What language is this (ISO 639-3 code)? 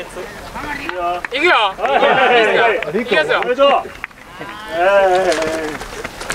jpn